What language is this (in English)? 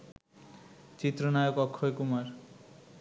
Bangla